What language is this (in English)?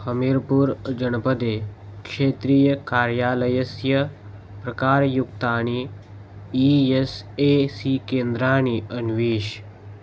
Sanskrit